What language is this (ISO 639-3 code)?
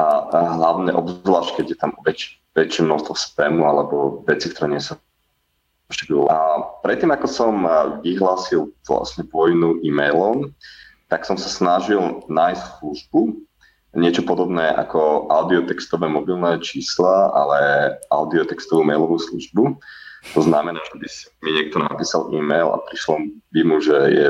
slk